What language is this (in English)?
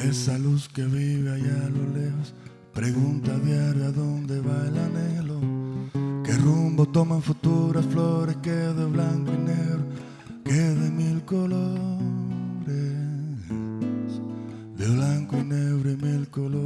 Spanish